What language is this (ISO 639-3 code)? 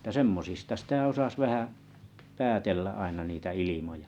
fin